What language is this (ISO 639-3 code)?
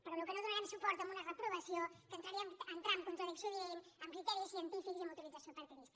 cat